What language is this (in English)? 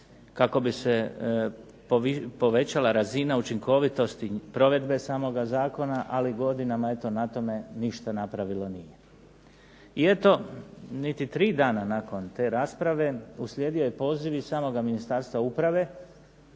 Croatian